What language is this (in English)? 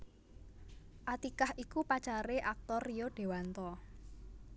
Javanese